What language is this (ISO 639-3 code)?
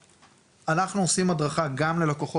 heb